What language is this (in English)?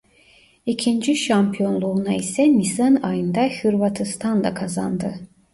Turkish